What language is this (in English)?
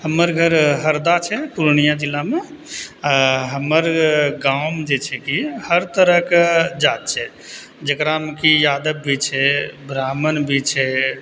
Maithili